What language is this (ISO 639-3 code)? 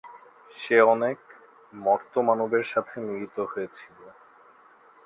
ben